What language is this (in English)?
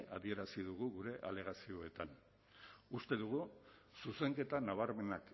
Basque